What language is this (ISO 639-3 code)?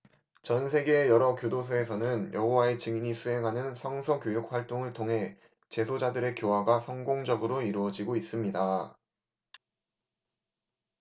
kor